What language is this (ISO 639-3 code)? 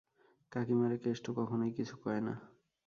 ben